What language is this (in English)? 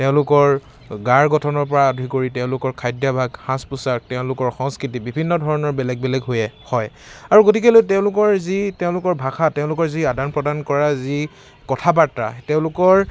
Assamese